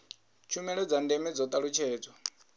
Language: Venda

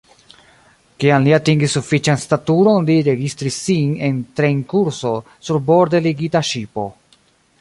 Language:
Esperanto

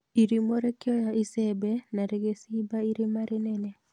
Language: Kikuyu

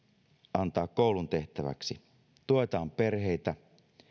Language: Finnish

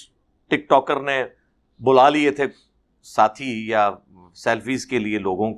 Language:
Urdu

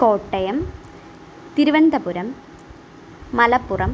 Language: Malayalam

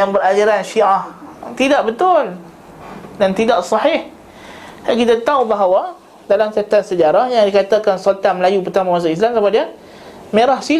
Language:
Malay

